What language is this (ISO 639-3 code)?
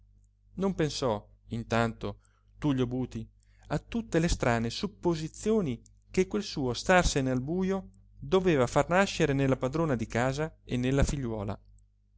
ita